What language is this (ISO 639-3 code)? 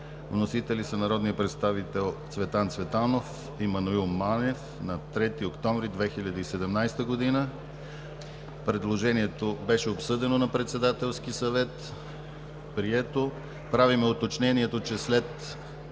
bul